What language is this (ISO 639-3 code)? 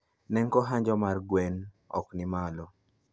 luo